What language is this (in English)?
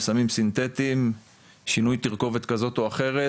Hebrew